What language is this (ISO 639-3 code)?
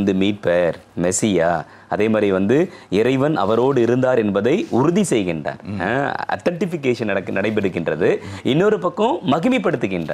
tam